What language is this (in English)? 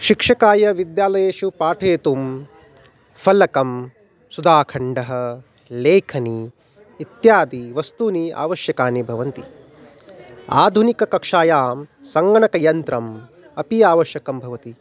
Sanskrit